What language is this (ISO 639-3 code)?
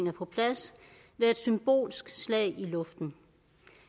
dan